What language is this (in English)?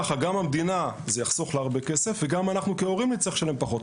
Hebrew